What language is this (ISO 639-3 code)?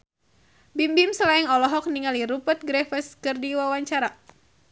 sun